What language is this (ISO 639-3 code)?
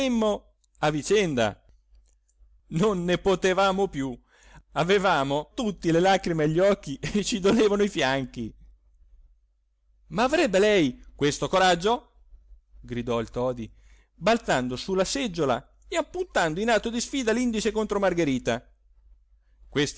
ita